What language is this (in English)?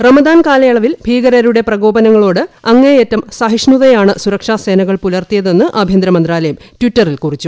Malayalam